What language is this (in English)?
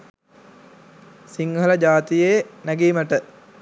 Sinhala